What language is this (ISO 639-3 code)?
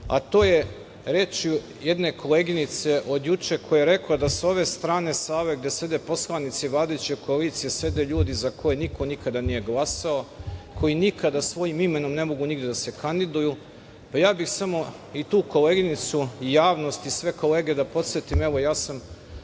srp